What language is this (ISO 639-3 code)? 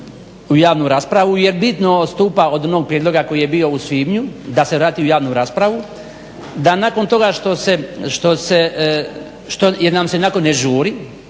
hrv